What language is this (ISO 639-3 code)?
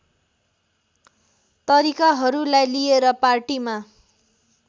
nep